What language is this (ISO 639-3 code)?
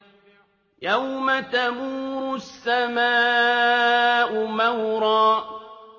ara